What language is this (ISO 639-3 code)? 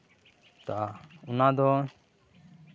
sat